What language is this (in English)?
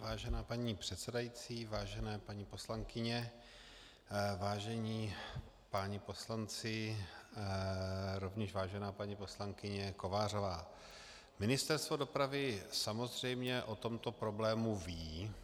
Czech